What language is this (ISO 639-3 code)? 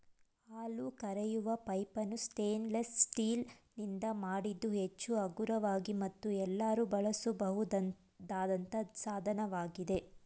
kan